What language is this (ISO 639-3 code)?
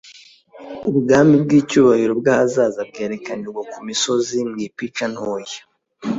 kin